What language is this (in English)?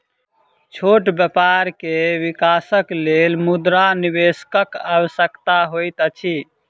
Maithili